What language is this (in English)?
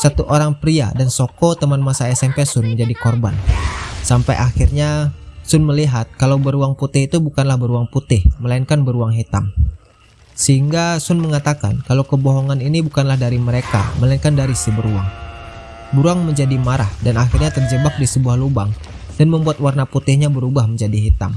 Indonesian